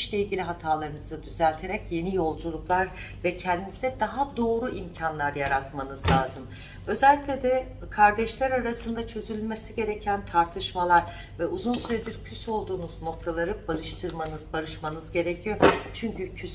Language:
Turkish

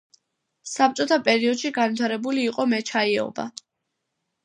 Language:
Georgian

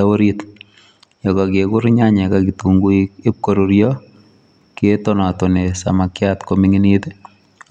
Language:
Kalenjin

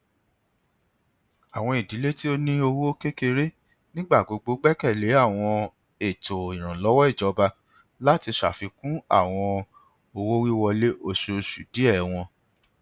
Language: Yoruba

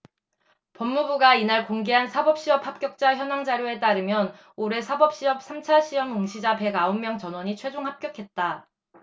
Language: Korean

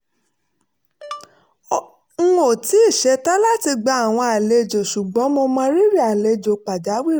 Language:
Yoruba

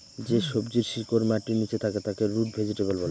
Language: Bangla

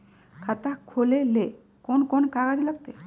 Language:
Magahi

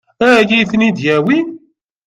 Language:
Kabyle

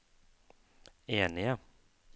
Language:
Norwegian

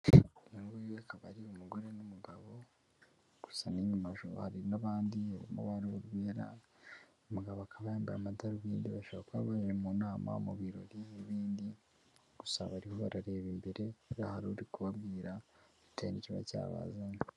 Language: Kinyarwanda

